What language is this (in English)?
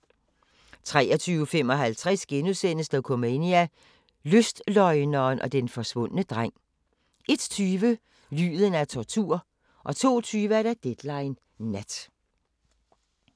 Danish